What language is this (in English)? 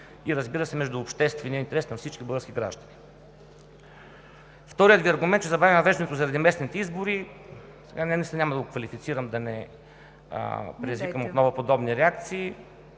Bulgarian